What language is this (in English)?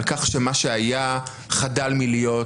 Hebrew